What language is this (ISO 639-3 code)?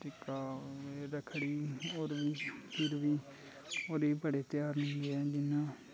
doi